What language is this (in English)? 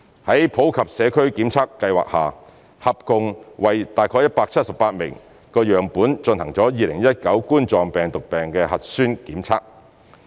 Cantonese